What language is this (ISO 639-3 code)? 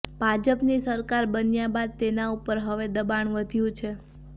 guj